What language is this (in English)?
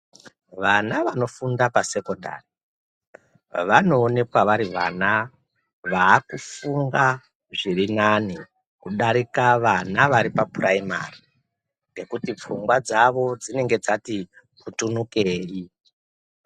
Ndau